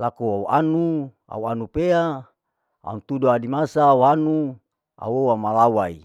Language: Larike-Wakasihu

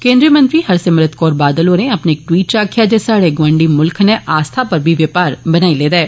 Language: Dogri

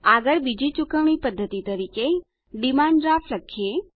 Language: Gujarati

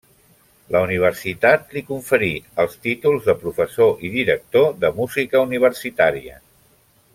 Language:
Catalan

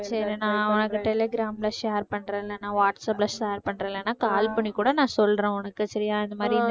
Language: Tamil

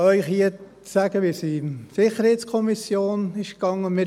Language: Swiss German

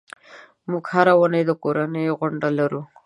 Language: Pashto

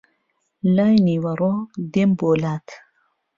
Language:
Central Kurdish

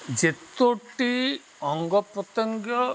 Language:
Odia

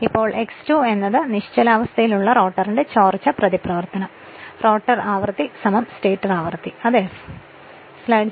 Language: Malayalam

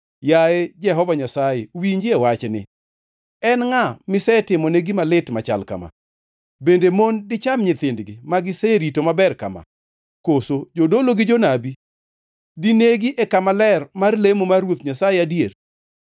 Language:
Luo (Kenya and Tanzania)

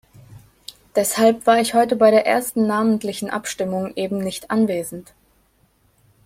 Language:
German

